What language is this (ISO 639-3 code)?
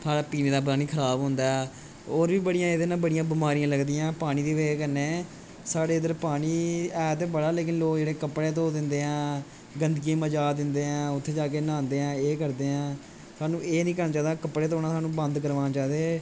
doi